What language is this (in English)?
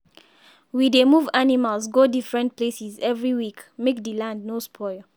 Nigerian Pidgin